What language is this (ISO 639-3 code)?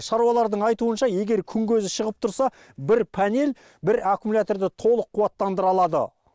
kaz